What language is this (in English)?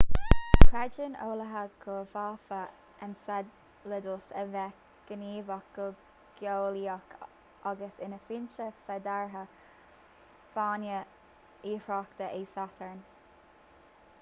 Irish